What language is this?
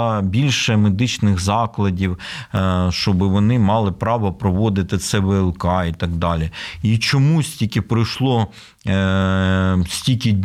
Ukrainian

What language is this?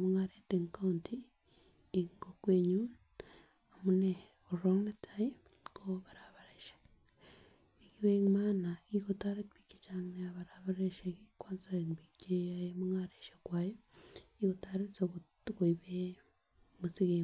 Kalenjin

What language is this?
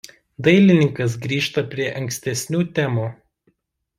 Lithuanian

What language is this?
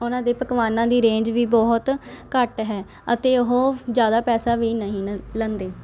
Punjabi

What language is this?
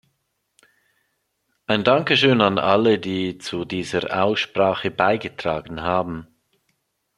German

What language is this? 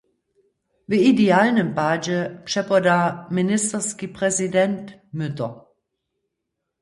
Upper Sorbian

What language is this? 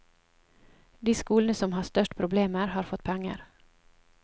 Norwegian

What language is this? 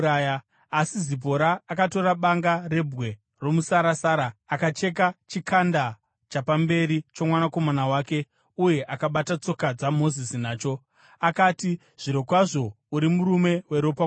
Shona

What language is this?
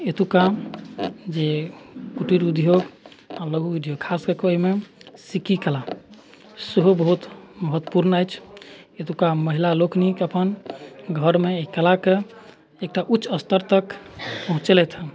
Maithili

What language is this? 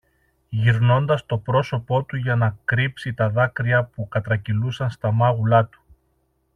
Greek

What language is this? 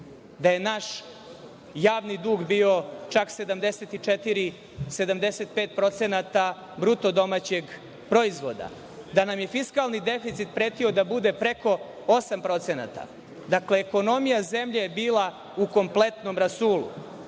Serbian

